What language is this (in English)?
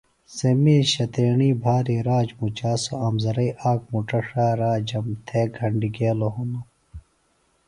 Phalura